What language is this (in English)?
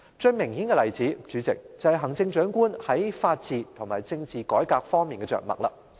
Cantonese